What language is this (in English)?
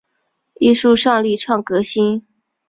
Chinese